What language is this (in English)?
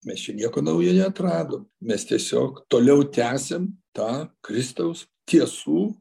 Lithuanian